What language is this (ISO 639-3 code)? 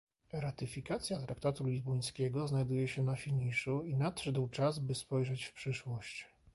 pol